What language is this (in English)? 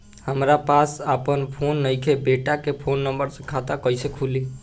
Bhojpuri